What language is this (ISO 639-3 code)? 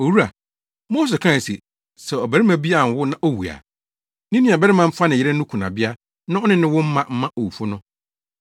aka